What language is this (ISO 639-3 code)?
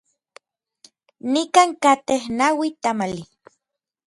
nlv